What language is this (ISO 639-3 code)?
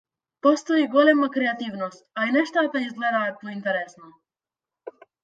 mkd